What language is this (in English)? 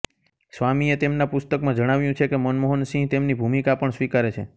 Gujarati